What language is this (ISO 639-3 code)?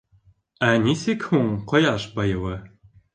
bak